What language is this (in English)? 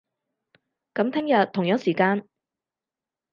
Cantonese